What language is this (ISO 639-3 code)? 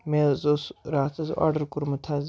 kas